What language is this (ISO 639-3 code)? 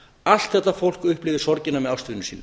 isl